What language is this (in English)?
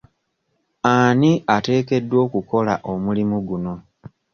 Ganda